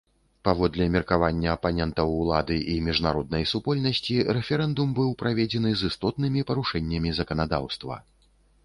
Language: Belarusian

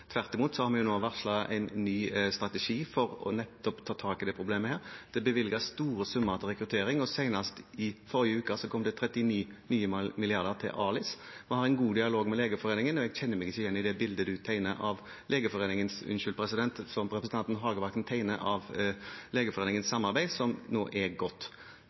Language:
Norwegian Bokmål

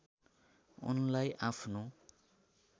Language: Nepali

